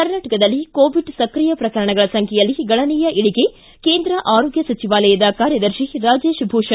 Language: Kannada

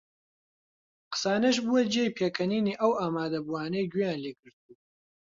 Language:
Central Kurdish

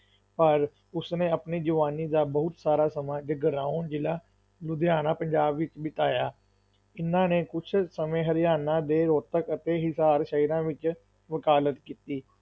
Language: Punjabi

